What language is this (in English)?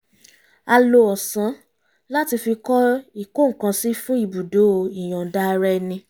Yoruba